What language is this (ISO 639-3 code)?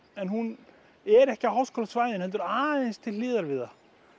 isl